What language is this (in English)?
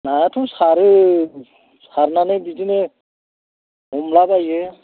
Bodo